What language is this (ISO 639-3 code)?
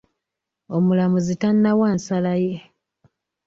lug